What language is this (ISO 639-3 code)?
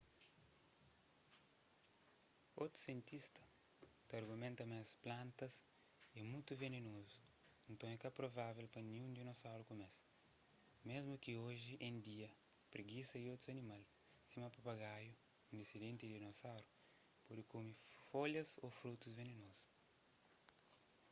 kea